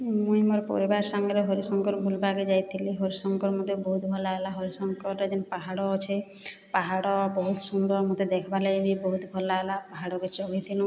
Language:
Odia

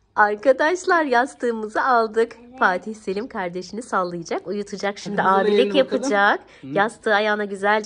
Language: Turkish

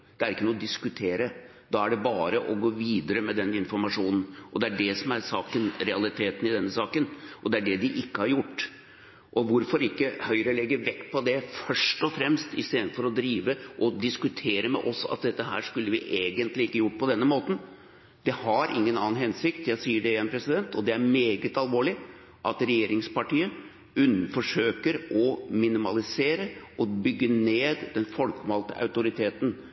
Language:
Norwegian Bokmål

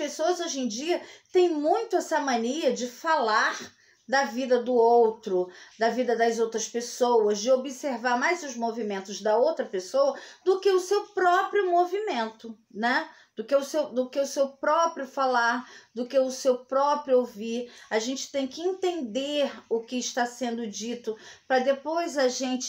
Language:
Portuguese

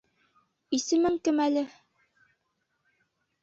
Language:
Bashkir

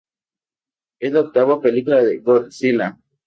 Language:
Spanish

